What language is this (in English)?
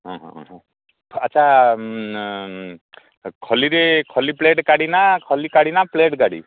Odia